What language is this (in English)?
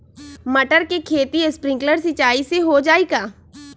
Magahi